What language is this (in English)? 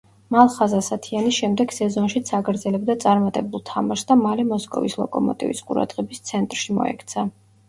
Georgian